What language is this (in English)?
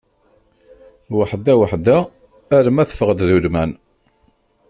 Kabyle